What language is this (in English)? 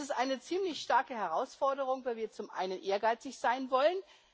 German